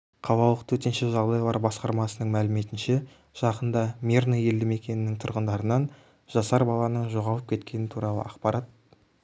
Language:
Kazakh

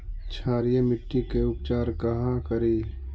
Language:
Magahi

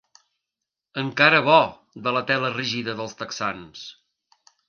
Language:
Catalan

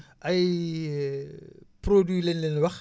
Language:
Wolof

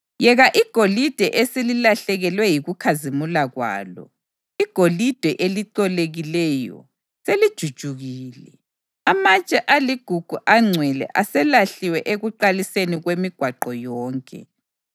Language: North Ndebele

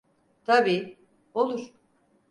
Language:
Turkish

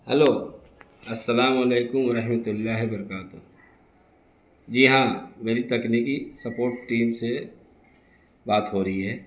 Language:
Urdu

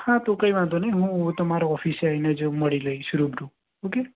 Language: Gujarati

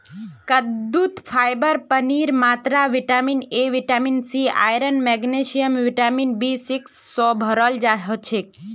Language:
Magahi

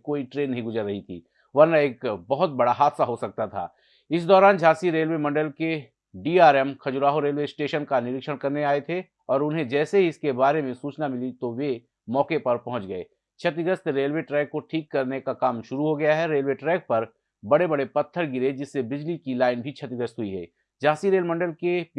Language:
Hindi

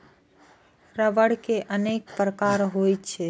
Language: Maithili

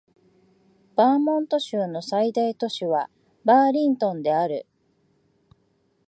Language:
Japanese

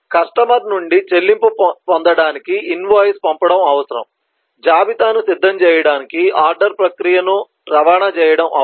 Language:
Telugu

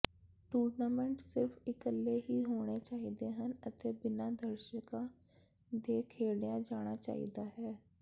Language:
Punjabi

